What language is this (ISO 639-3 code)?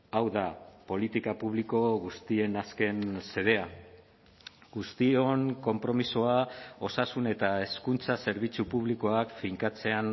eus